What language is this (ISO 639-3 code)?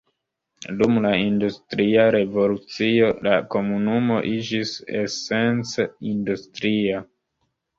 epo